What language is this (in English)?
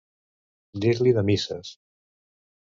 Catalan